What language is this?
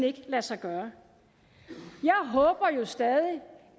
Danish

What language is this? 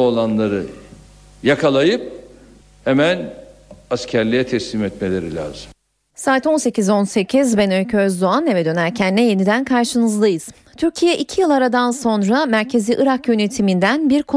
Turkish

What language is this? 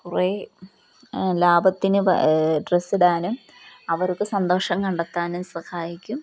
Malayalam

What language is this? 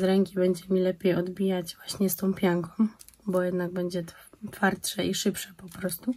Polish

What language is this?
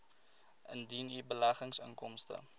Afrikaans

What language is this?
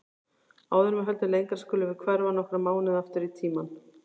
Icelandic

